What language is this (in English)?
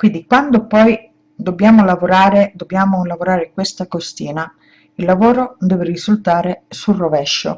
Italian